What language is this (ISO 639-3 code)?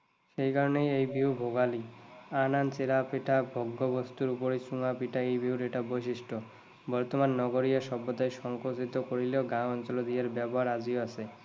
asm